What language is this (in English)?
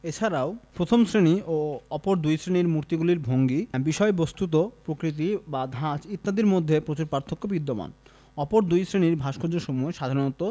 Bangla